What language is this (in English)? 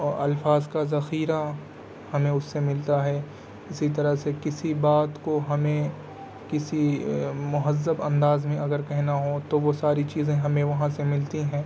Urdu